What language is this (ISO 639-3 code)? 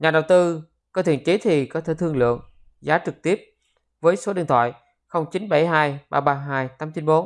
vie